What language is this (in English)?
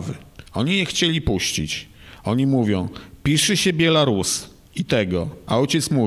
Polish